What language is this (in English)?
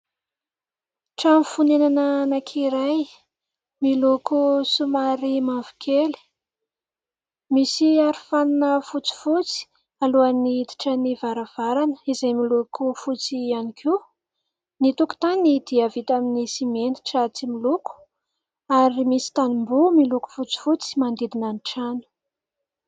Malagasy